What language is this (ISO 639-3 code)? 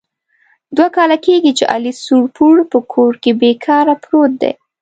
pus